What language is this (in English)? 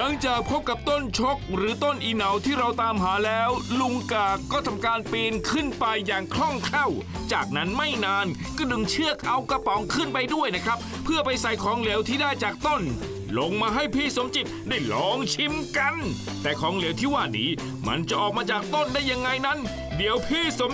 Thai